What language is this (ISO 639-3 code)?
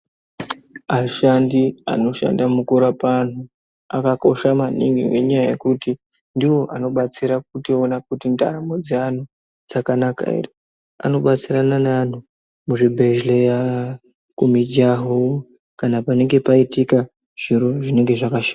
ndc